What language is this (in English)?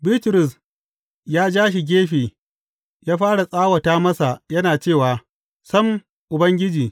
Hausa